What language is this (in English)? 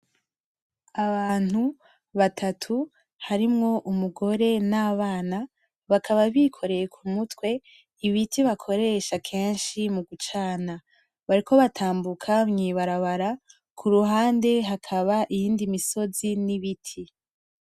Rundi